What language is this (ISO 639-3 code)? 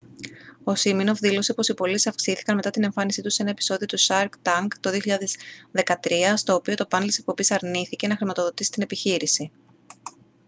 ell